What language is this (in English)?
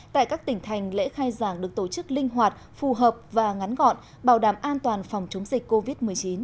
Vietnamese